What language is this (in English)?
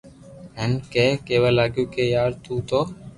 Loarki